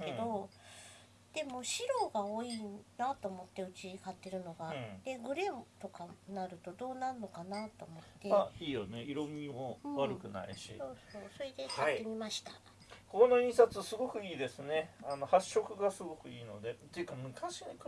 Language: Japanese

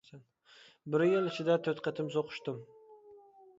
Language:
Uyghur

